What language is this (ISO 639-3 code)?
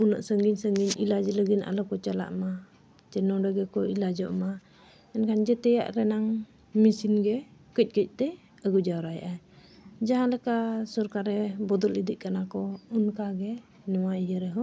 sat